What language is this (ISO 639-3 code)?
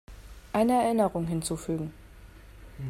deu